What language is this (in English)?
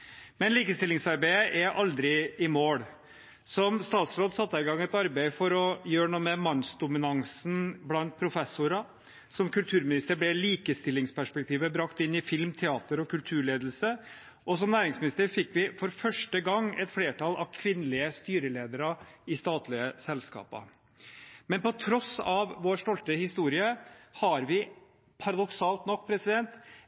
Norwegian Bokmål